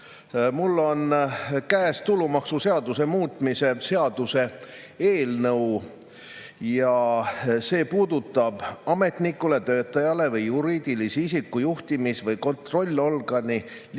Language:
Estonian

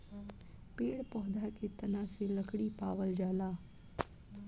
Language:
Bhojpuri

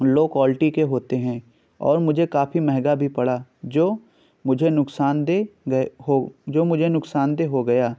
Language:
Urdu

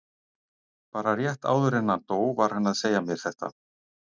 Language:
Icelandic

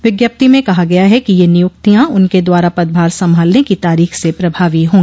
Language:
Hindi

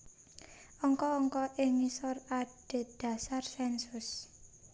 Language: Javanese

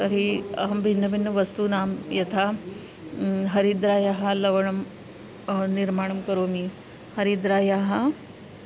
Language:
Sanskrit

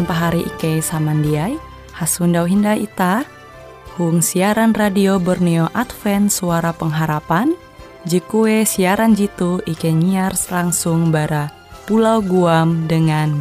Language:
Indonesian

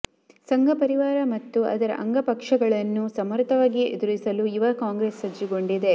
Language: Kannada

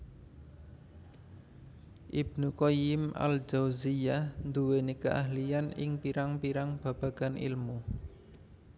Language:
Javanese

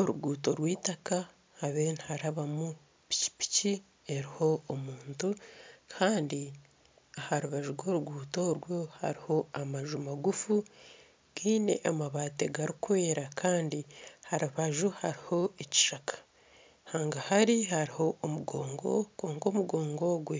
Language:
Nyankole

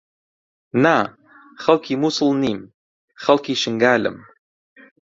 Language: Central Kurdish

